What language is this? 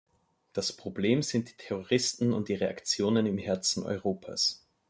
German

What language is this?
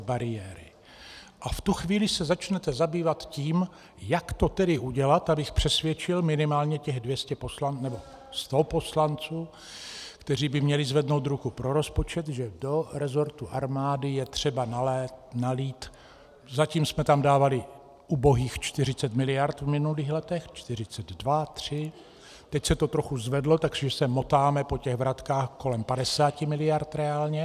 Czech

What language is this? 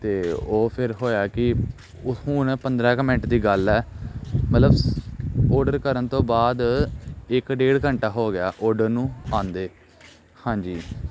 Punjabi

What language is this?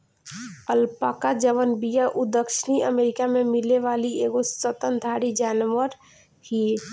Bhojpuri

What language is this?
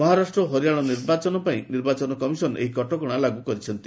Odia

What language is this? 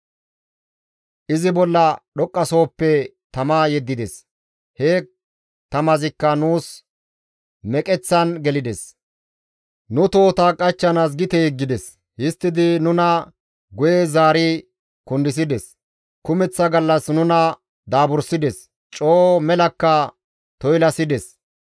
Gamo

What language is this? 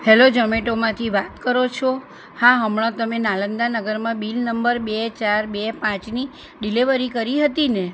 Gujarati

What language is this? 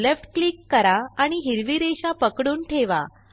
Marathi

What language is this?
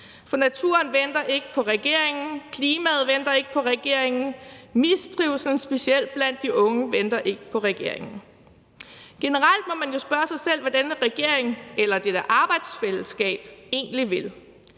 Danish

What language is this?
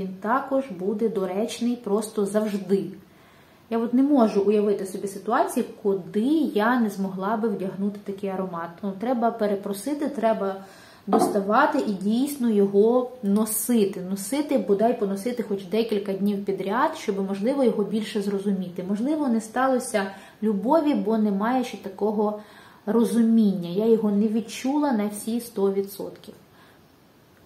Ukrainian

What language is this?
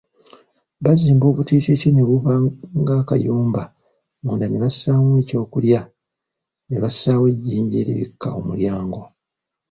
Ganda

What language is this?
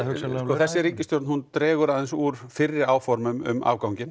Icelandic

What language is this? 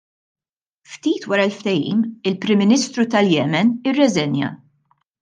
Maltese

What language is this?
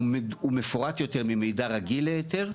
Hebrew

